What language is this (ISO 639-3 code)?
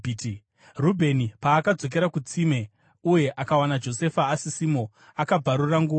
sna